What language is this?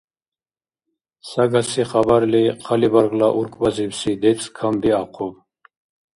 Dargwa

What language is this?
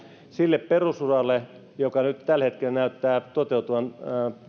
Finnish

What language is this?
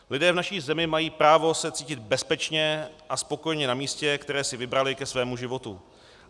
Czech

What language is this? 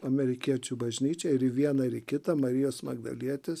Lithuanian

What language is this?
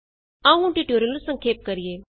Punjabi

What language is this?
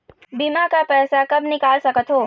Chhattisgarhi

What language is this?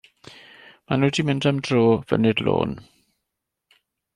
Welsh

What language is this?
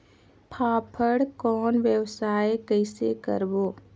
Chhattisgarhi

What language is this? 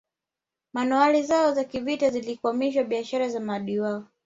Swahili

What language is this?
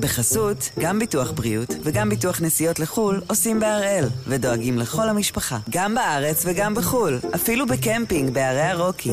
Hebrew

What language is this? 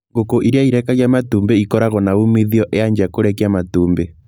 Kikuyu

